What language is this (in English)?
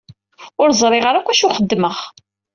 Kabyle